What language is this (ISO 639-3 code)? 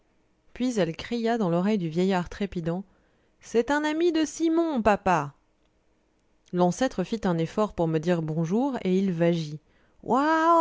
fra